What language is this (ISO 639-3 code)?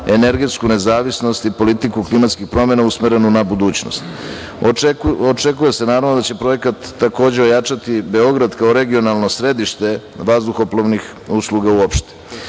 srp